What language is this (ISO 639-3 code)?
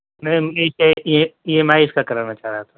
urd